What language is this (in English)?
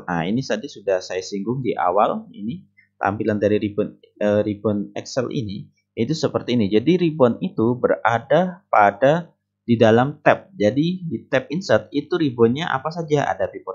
Indonesian